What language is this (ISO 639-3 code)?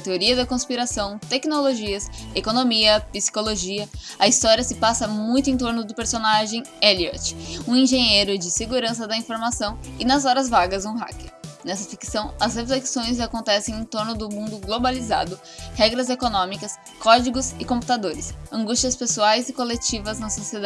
por